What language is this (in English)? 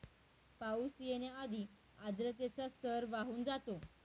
Marathi